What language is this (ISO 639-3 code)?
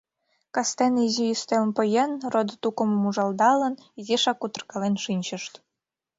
chm